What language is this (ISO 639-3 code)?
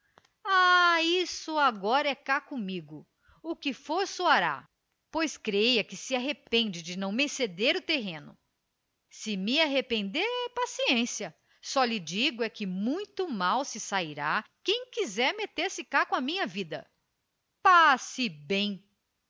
por